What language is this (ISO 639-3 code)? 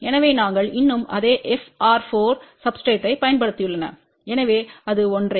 tam